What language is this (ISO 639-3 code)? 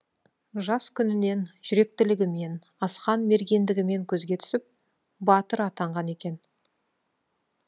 kaz